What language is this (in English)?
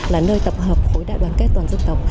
Vietnamese